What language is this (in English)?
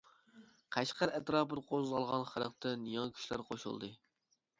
Uyghur